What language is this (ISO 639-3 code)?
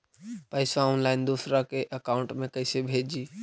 mag